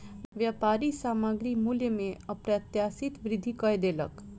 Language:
Maithili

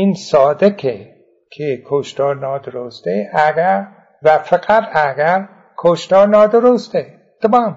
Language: Persian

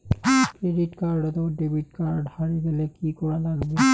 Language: Bangla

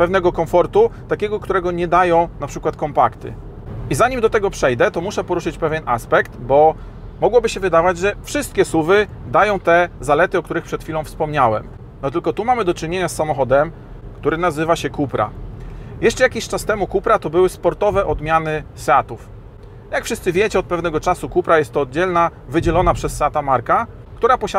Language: Polish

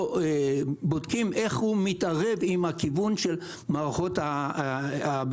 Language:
Hebrew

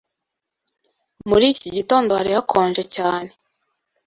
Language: Kinyarwanda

